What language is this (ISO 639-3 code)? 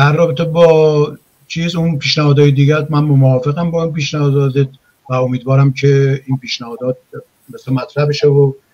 fas